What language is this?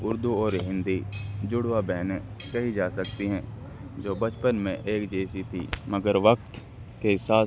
Urdu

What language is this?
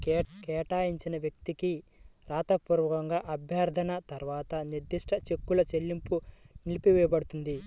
Telugu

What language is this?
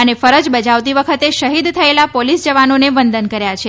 Gujarati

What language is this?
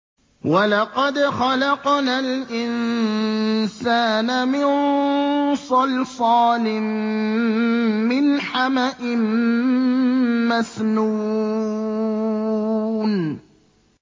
Arabic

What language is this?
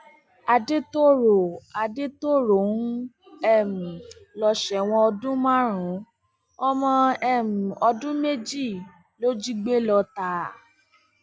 Yoruba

